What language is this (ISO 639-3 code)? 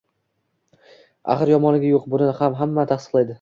uzb